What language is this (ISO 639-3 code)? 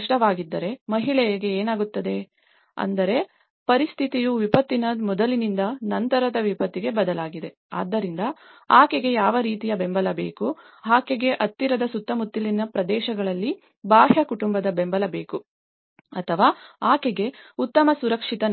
kan